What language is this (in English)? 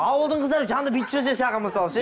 Kazakh